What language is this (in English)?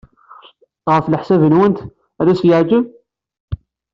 Kabyle